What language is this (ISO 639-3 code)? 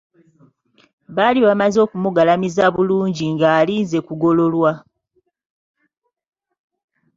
lug